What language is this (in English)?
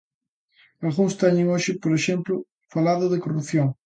Galician